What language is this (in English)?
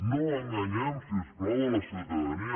Catalan